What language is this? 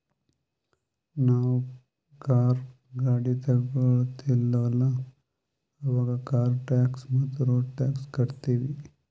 Kannada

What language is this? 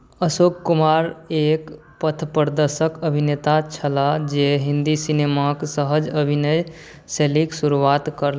Maithili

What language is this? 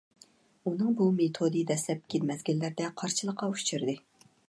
Uyghur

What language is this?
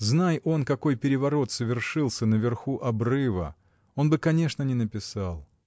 Russian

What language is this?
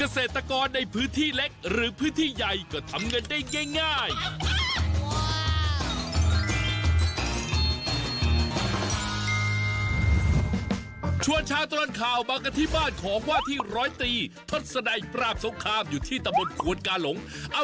Thai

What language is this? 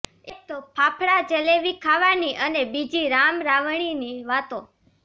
Gujarati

